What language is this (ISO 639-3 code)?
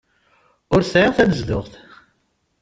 kab